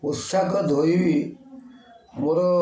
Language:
Odia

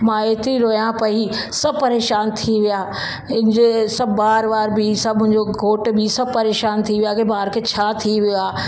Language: Sindhi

